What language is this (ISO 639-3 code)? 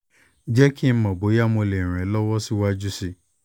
yor